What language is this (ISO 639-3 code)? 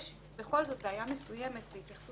heb